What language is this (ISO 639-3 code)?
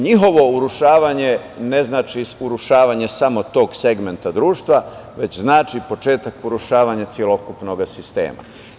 srp